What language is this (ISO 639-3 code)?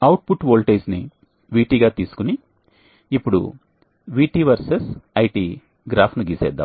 tel